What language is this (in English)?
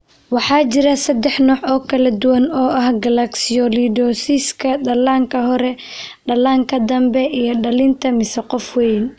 Somali